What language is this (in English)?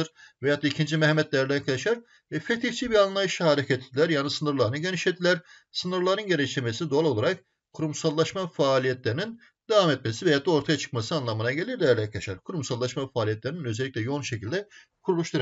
Turkish